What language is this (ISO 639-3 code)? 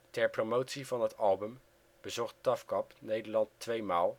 nld